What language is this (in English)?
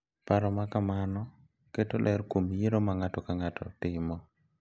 Luo (Kenya and Tanzania)